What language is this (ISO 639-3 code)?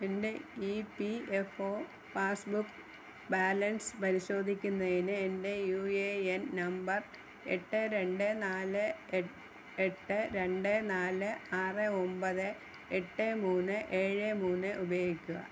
mal